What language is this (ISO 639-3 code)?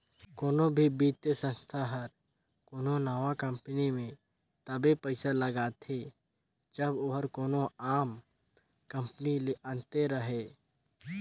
hne